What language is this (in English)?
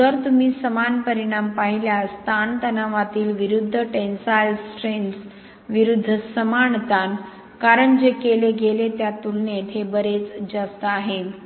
Marathi